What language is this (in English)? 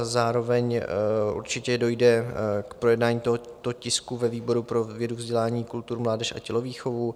Czech